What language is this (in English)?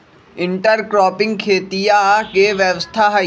Magahi